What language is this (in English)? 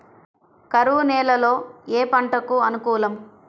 Telugu